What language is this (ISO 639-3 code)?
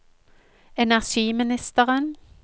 nor